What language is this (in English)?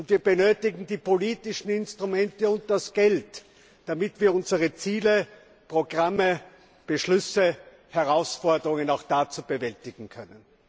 German